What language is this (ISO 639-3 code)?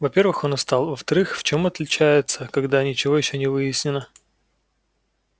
rus